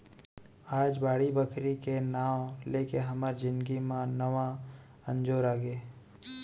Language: Chhattisgarhi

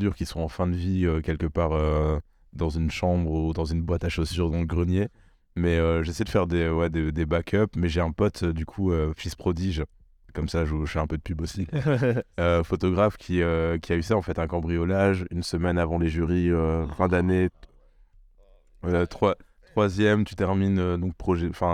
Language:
French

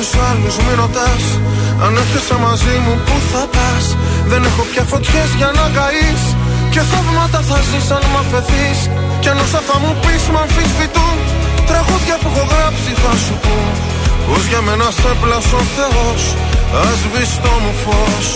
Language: Greek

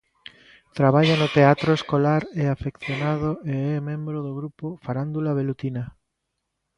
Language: Galician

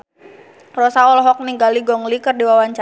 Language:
Sundanese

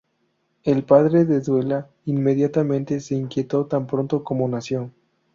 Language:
Spanish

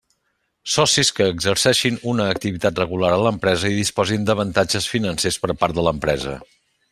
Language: Catalan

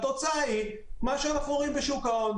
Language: Hebrew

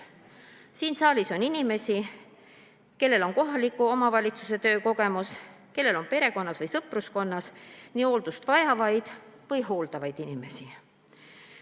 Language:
Estonian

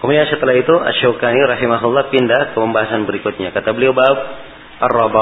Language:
Malay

